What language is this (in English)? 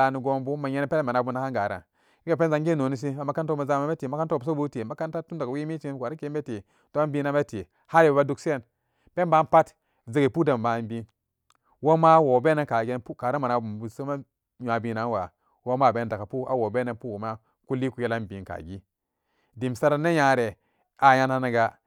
Samba Daka